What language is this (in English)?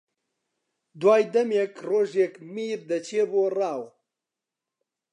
Central Kurdish